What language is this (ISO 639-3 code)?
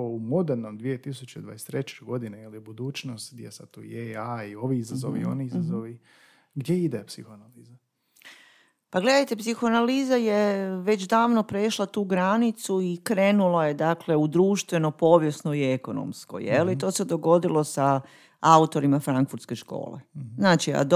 hrv